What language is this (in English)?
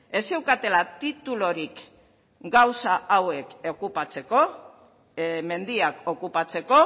Basque